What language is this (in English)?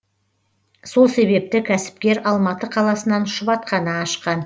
Kazakh